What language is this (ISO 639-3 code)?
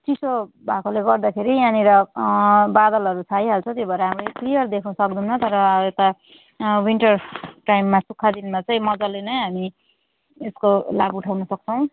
nep